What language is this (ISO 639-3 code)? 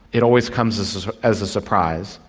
eng